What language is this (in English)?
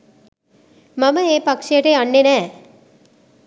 Sinhala